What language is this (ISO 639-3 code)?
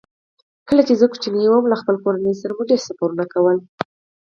pus